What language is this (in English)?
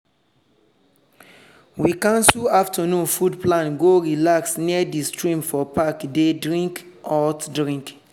Nigerian Pidgin